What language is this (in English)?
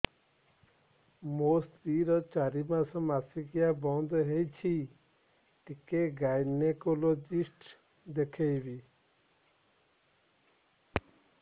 Odia